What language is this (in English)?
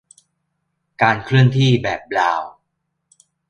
Thai